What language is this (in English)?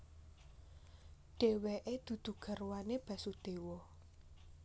Javanese